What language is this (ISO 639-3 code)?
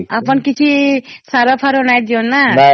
ori